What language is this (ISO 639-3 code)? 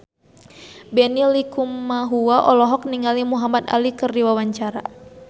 sun